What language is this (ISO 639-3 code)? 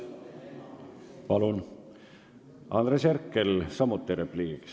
est